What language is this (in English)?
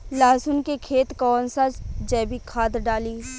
Bhojpuri